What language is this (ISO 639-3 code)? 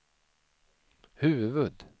swe